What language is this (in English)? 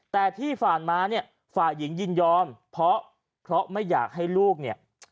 Thai